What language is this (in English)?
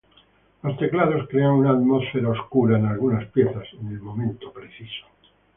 Spanish